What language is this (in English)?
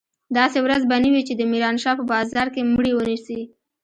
Pashto